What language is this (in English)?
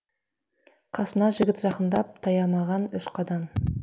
Kazakh